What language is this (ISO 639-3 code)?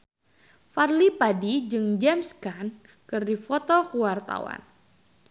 sun